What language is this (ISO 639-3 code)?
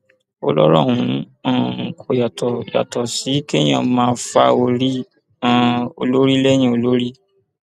yor